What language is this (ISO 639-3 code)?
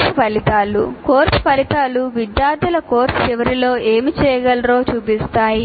tel